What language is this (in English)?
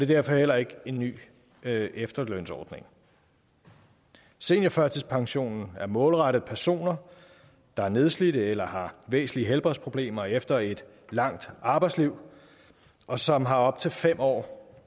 Danish